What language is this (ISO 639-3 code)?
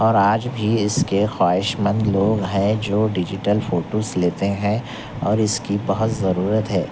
urd